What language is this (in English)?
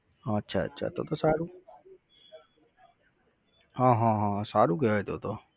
Gujarati